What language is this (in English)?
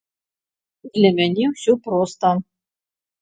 Belarusian